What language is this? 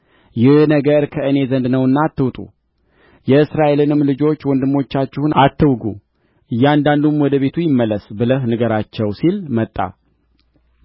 Amharic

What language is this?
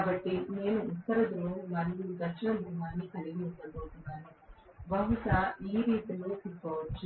Telugu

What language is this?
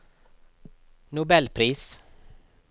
Norwegian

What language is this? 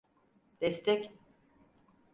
Turkish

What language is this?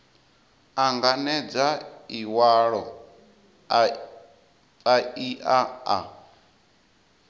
Venda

